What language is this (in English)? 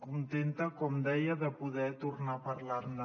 Catalan